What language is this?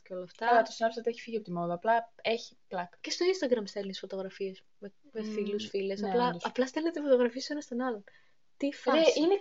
Greek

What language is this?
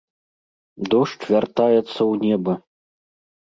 Belarusian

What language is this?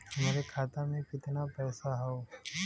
Bhojpuri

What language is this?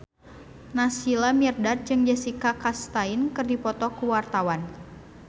Sundanese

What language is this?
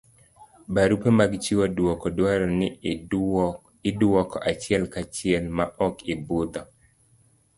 Luo (Kenya and Tanzania)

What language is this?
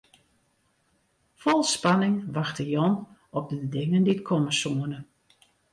Western Frisian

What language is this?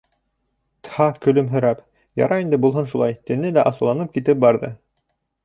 Bashkir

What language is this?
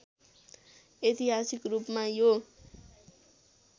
Nepali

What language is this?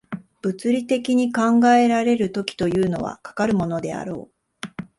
Japanese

